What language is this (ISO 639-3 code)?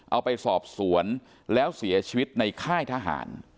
tha